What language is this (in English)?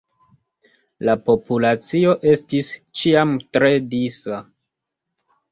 Esperanto